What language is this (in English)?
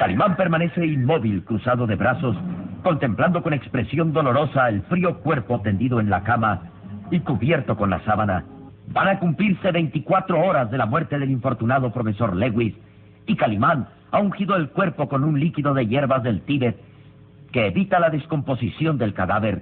Spanish